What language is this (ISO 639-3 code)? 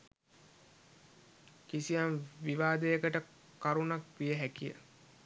sin